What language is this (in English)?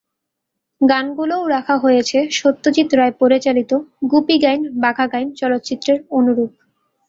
Bangla